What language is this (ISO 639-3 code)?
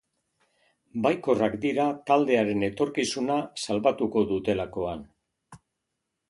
eus